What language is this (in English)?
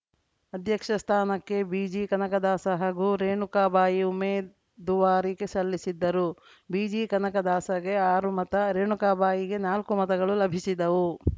Kannada